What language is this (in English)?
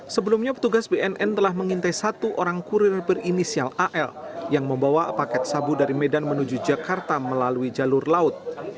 Indonesian